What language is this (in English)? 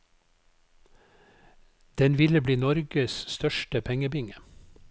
Norwegian